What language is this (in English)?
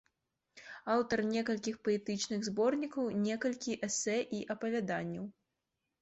Belarusian